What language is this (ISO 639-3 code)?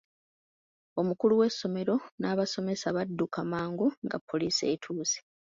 lug